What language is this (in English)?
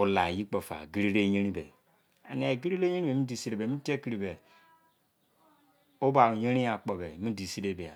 Izon